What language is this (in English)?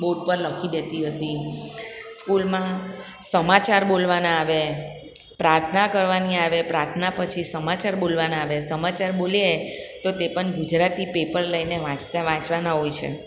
Gujarati